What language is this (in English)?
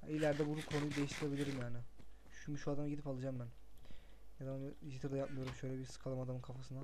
Turkish